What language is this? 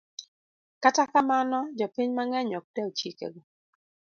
Luo (Kenya and Tanzania)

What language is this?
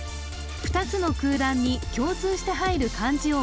Japanese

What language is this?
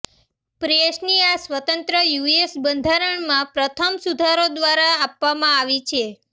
Gujarati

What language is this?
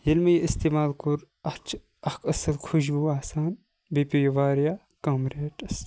Kashmiri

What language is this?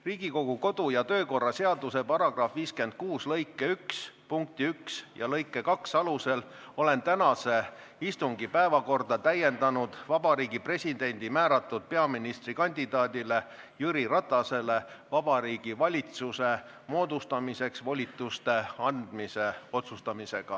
Estonian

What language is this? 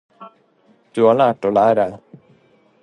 Norwegian Bokmål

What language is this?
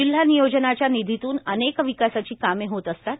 Marathi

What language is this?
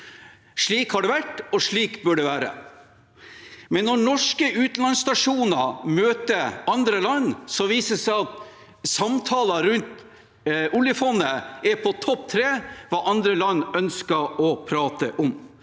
Norwegian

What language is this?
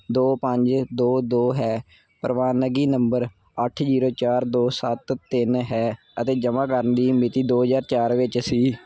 Punjabi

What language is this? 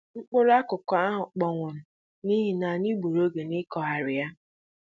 Igbo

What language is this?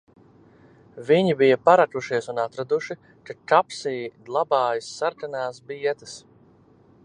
Latvian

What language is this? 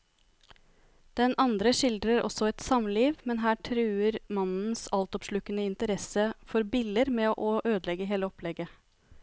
Norwegian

